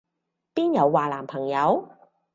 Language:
Cantonese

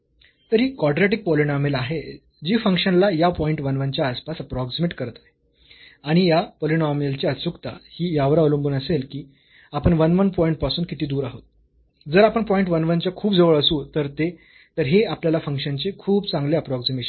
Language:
Marathi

